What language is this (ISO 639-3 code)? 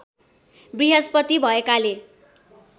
nep